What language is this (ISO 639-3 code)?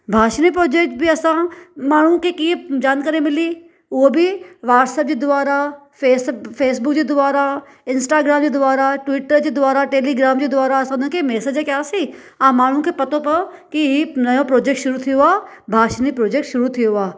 snd